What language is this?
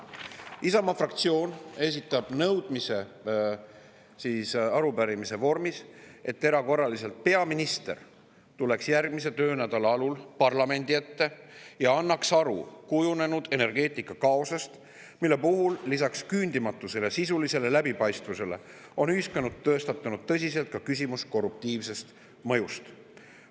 Estonian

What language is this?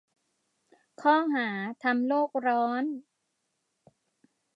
Thai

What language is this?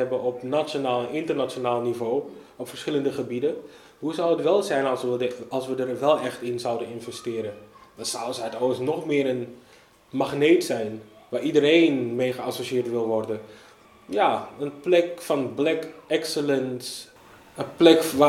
Dutch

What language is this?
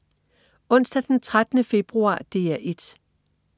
Danish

